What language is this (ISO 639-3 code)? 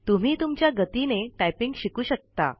mar